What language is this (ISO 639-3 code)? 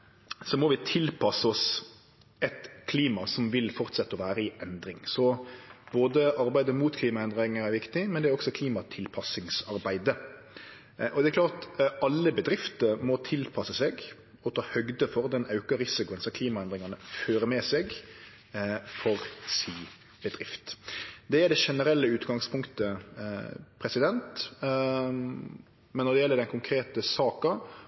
nno